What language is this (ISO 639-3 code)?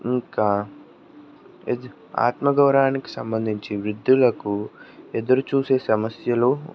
tel